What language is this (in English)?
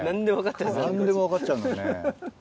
Japanese